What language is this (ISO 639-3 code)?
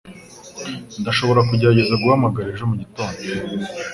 kin